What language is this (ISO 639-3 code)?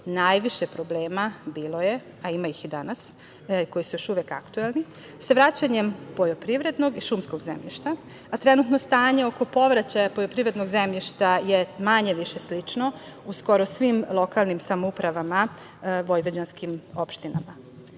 srp